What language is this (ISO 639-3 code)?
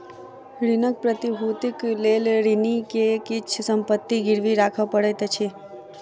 mai